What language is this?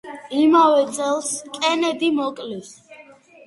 Georgian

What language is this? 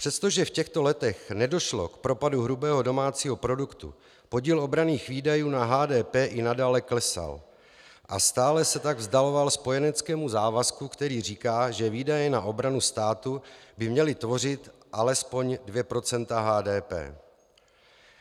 Czech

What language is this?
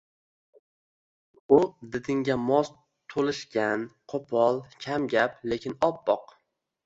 Uzbek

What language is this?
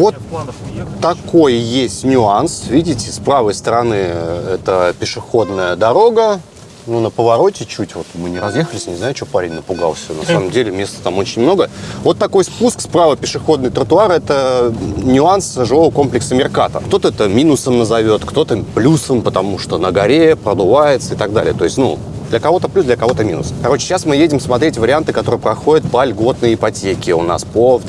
Russian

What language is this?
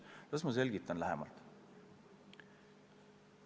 Estonian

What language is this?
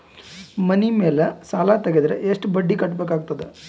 Kannada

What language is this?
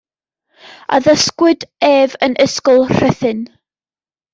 Welsh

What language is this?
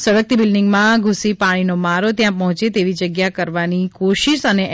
Gujarati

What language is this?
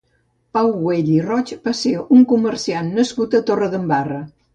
Catalan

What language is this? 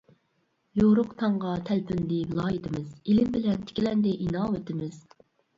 Uyghur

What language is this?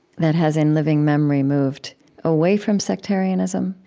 English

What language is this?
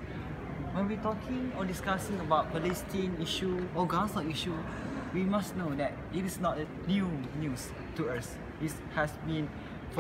English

